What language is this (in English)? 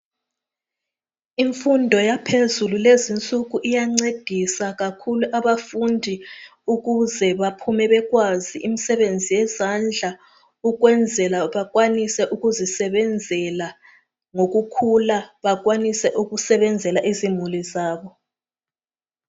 North Ndebele